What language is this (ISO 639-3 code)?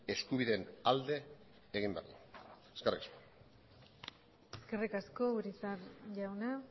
eus